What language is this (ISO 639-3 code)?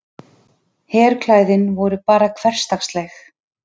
isl